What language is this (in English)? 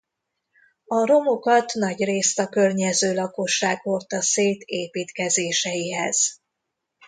Hungarian